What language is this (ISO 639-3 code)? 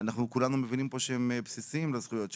heb